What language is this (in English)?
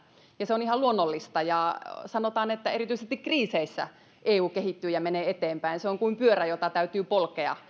Finnish